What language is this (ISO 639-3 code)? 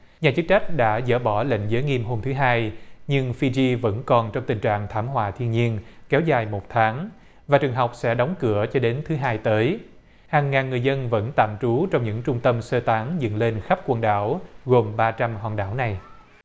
vie